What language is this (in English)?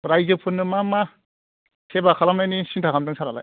Bodo